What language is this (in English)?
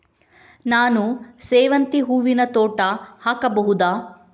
Kannada